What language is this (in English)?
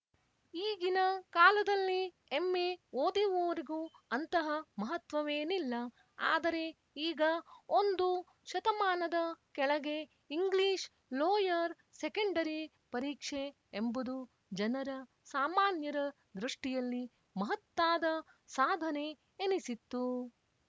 Kannada